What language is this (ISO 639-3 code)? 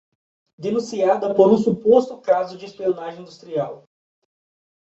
por